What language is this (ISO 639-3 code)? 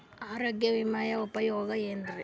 kan